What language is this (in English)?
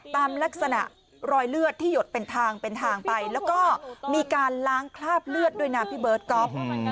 Thai